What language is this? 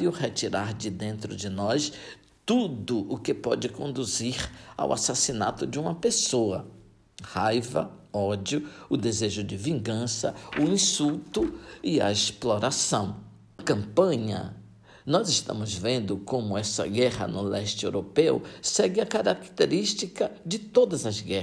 Portuguese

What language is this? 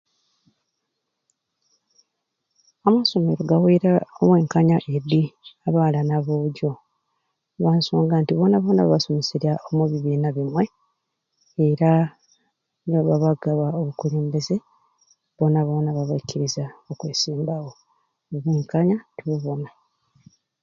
Ruuli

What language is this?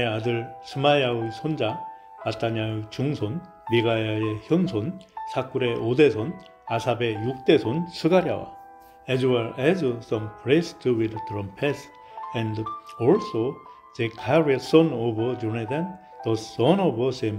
Korean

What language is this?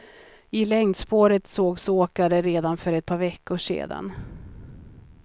Swedish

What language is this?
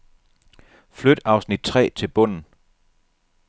Danish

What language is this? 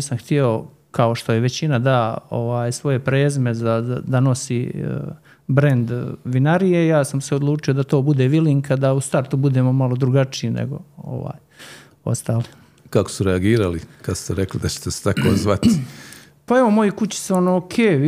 Croatian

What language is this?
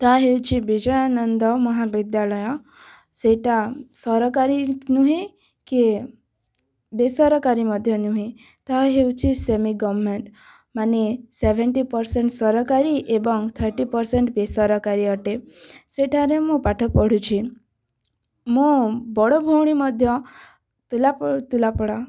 Odia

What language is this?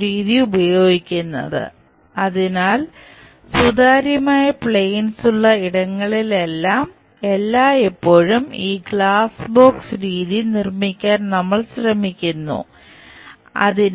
Malayalam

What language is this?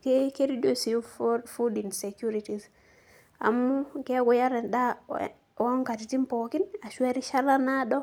Masai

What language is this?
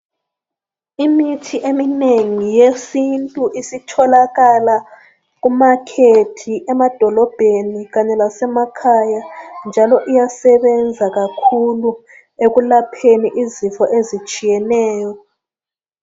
North Ndebele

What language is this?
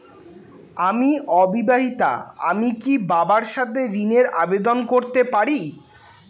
Bangla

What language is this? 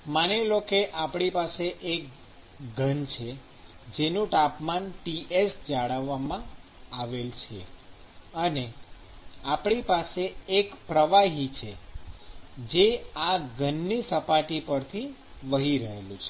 Gujarati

